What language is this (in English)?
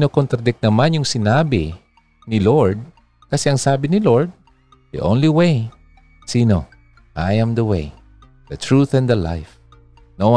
Filipino